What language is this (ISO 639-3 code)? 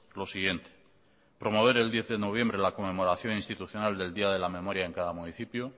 spa